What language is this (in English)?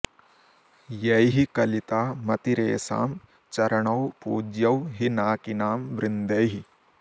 Sanskrit